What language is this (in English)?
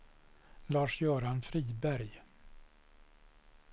Swedish